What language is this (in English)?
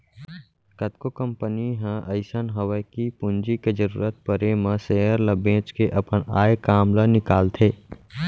Chhattisgarhi